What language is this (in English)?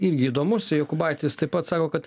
Lithuanian